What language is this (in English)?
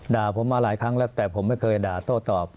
Thai